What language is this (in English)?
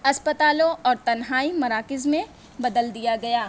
Urdu